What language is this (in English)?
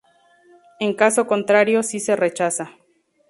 Spanish